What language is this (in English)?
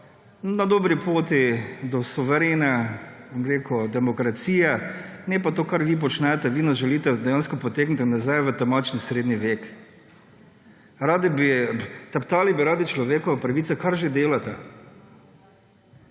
Slovenian